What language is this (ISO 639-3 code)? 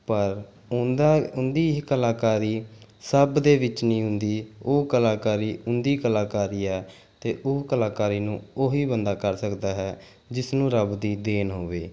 pan